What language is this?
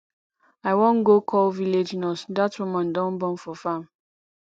Nigerian Pidgin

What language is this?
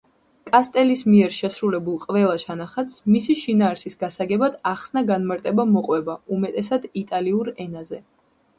Georgian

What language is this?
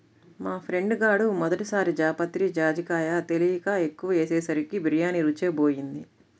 Telugu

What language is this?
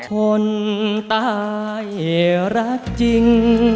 Thai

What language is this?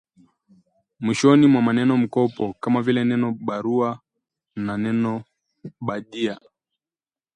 Swahili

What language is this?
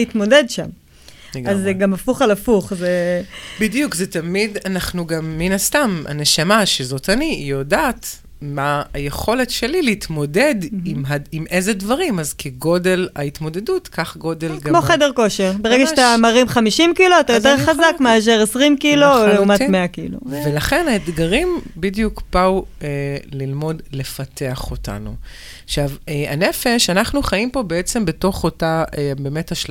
Hebrew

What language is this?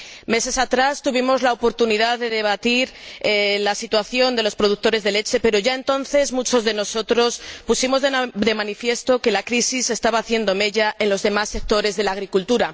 Spanish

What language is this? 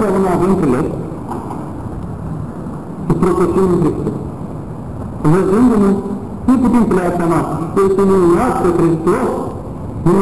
Romanian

